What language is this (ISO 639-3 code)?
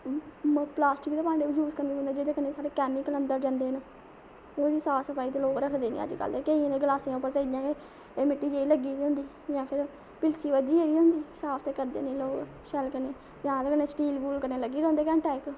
doi